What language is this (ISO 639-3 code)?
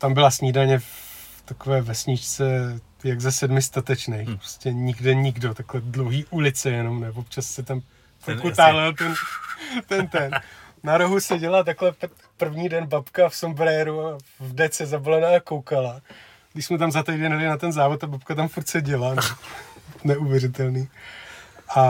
ces